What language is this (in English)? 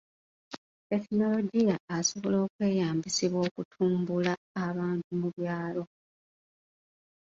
Ganda